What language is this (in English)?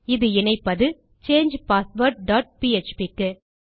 Tamil